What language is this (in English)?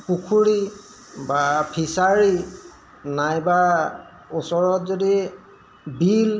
Assamese